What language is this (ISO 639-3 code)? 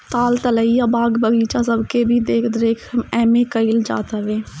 bho